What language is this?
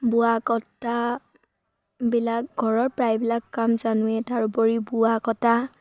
Assamese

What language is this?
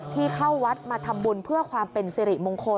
Thai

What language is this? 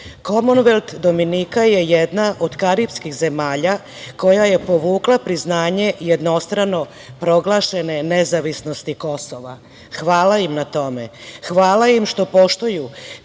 Serbian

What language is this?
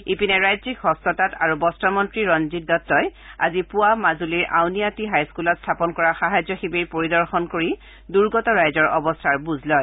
Assamese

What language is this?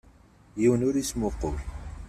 Kabyle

